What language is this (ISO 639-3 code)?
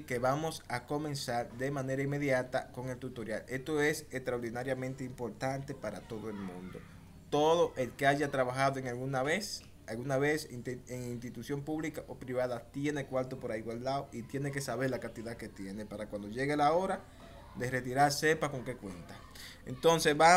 spa